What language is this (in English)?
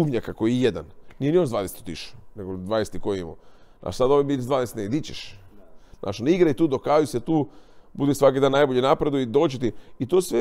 Croatian